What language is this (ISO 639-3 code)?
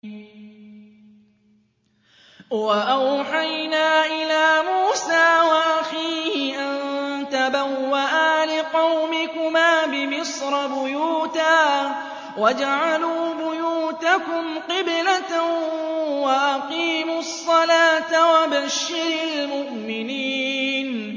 ara